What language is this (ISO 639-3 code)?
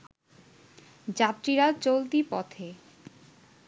ben